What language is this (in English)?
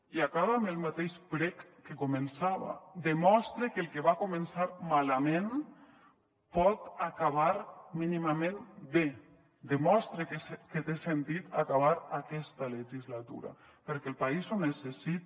Catalan